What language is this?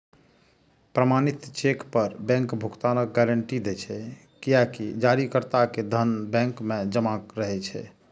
Maithili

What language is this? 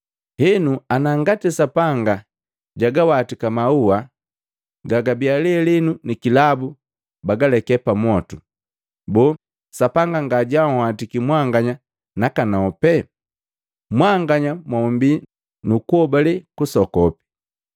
Matengo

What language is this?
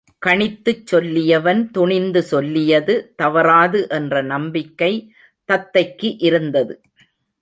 Tamil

